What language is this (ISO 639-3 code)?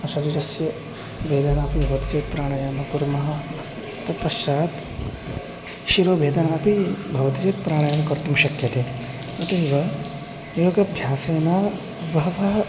san